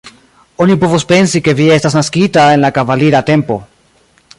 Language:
Esperanto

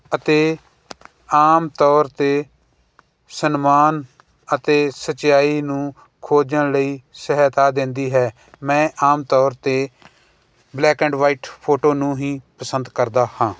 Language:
Punjabi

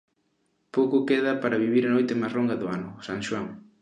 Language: Galician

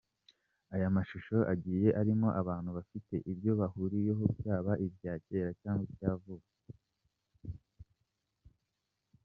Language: Kinyarwanda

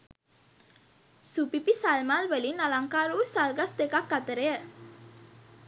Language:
Sinhala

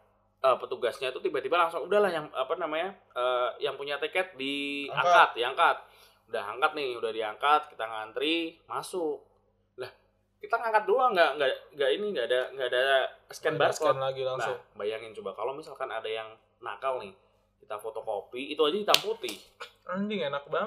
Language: Indonesian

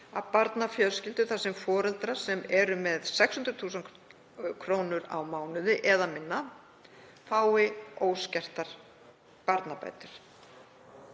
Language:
Icelandic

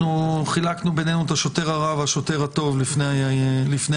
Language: Hebrew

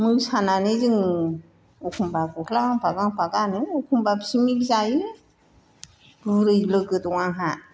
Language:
Bodo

